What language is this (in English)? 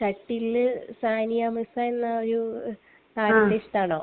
Malayalam